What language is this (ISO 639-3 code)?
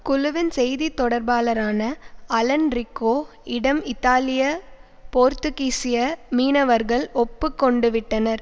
tam